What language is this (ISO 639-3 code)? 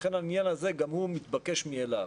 heb